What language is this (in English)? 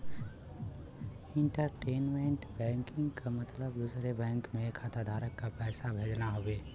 Bhojpuri